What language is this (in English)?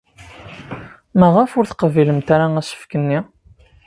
Kabyle